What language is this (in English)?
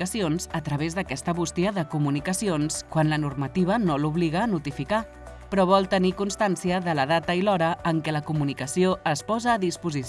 Catalan